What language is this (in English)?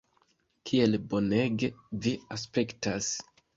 Esperanto